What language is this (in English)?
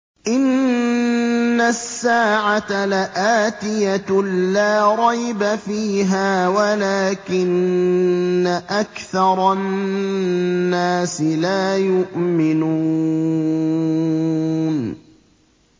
Arabic